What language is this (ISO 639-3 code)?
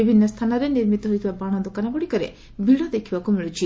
ori